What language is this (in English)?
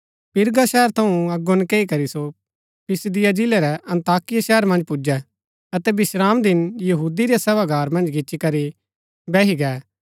Gaddi